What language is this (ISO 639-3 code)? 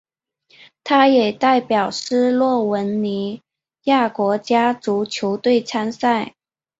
zho